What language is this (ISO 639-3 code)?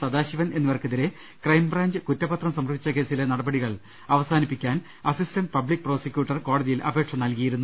mal